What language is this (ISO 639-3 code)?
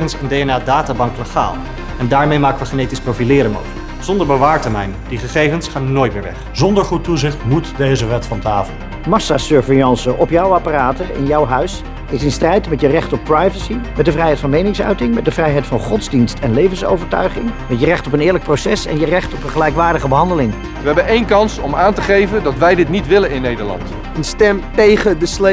nld